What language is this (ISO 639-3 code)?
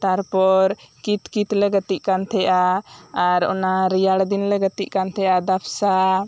sat